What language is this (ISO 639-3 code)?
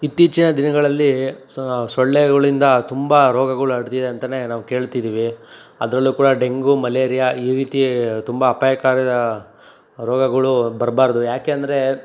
kan